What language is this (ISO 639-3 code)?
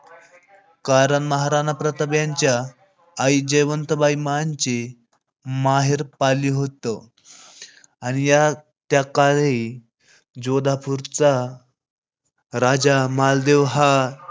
mar